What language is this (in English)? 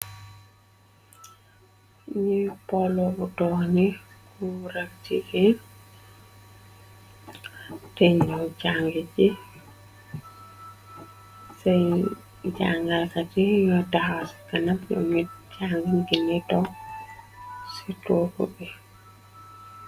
Wolof